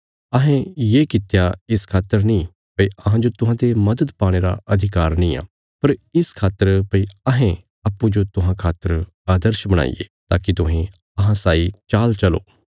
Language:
Bilaspuri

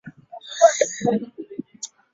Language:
Swahili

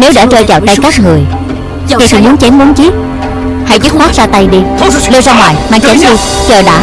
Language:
Vietnamese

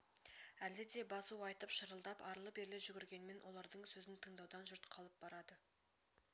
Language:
Kazakh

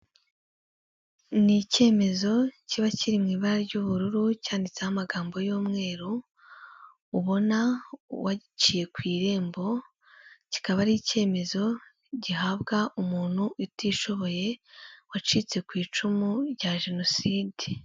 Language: Kinyarwanda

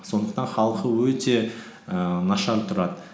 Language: Kazakh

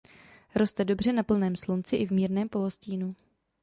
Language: Czech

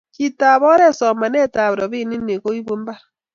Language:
Kalenjin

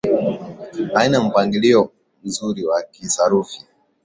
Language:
Swahili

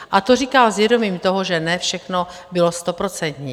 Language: Czech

